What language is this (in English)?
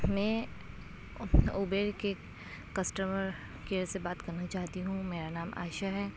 Urdu